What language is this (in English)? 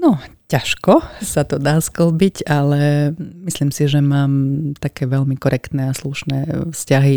Slovak